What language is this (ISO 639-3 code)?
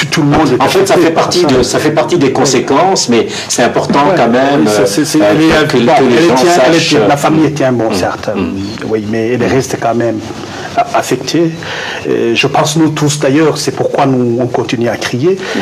fra